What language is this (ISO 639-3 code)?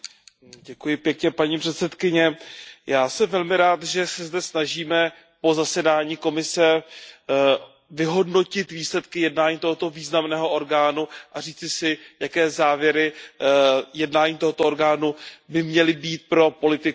ces